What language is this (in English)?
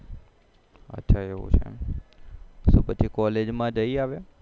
Gujarati